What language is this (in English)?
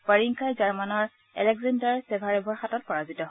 Assamese